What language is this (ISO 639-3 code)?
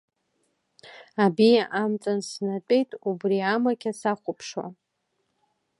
abk